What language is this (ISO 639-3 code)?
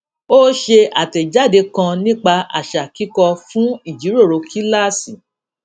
yor